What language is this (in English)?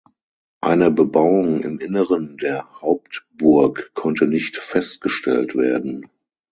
German